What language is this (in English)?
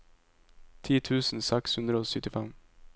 Norwegian